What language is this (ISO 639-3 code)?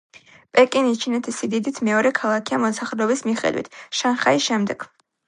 kat